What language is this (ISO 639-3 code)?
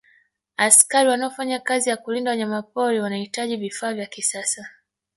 swa